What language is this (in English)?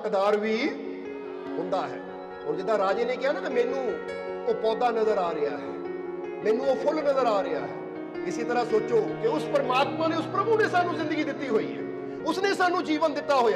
Punjabi